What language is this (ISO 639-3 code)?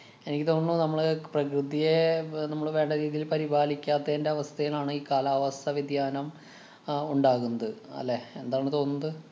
mal